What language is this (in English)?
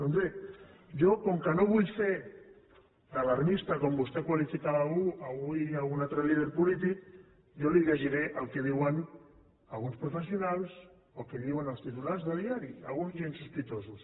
Catalan